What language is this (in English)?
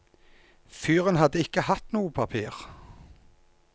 Norwegian